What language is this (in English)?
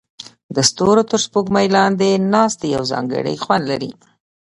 Pashto